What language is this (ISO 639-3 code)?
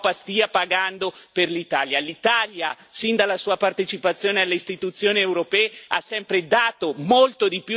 ita